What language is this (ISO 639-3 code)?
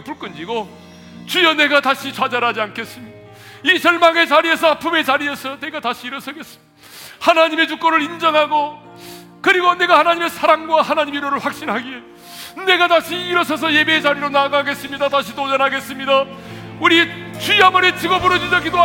kor